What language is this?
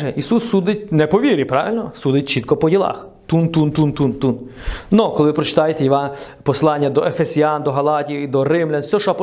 Ukrainian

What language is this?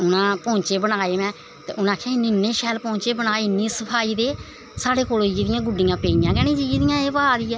Dogri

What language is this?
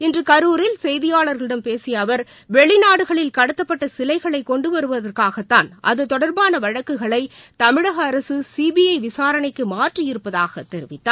Tamil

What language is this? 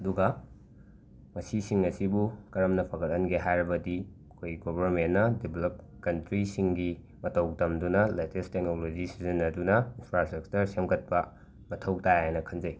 Manipuri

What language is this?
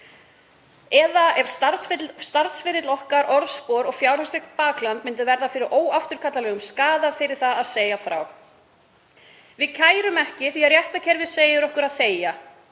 Icelandic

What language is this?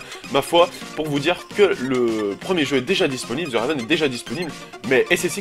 French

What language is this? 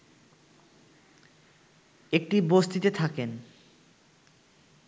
Bangla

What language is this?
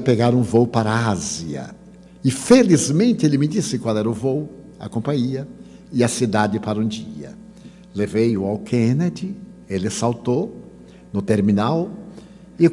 Portuguese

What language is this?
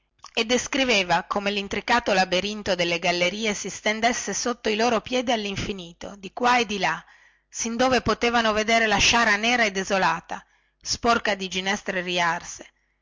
Italian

